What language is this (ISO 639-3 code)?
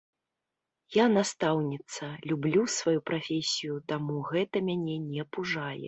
bel